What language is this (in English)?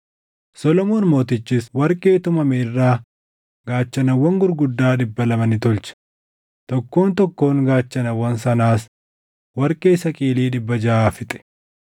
Oromo